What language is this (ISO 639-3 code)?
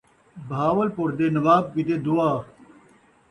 skr